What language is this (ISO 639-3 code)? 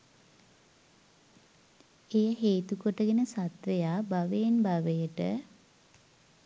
sin